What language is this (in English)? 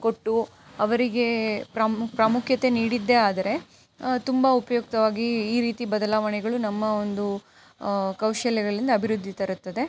Kannada